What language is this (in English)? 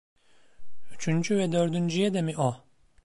Turkish